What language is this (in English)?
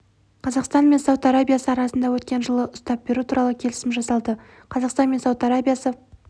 Kazakh